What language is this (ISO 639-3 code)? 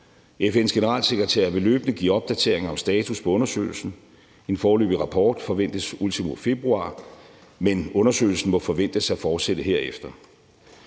dan